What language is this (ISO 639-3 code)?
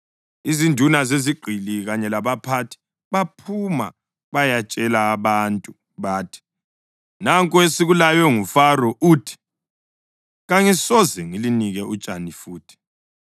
nde